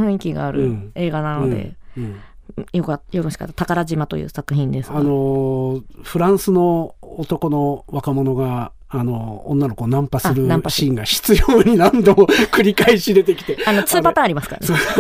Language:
Japanese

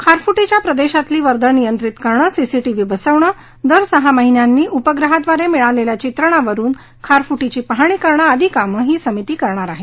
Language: Marathi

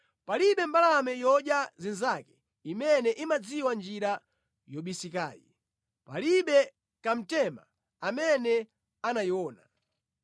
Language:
Nyanja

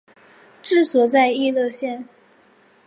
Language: Chinese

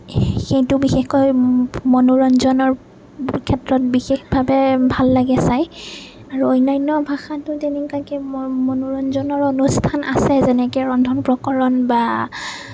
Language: Assamese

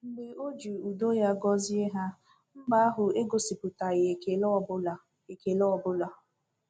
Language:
Igbo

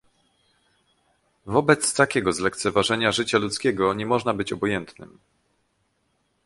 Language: Polish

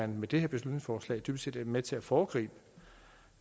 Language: Danish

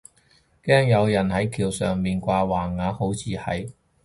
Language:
Cantonese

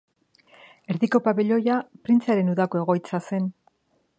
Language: Basque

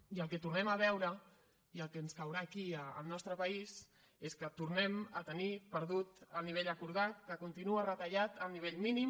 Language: Catalan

